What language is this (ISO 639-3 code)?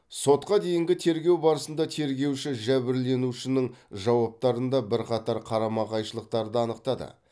kaz